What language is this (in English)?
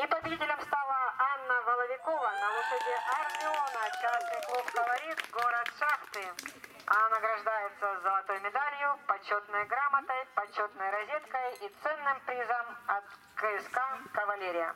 Russian